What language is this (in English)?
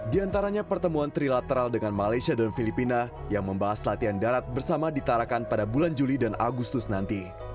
Indonesian